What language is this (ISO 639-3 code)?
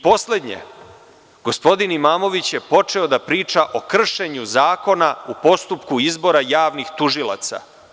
srp